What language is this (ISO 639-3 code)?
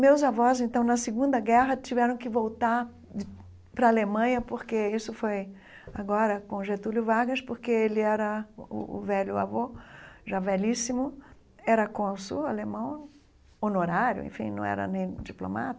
por